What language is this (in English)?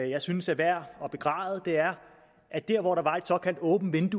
Danish